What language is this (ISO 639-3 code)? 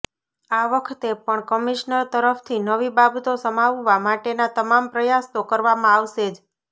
guj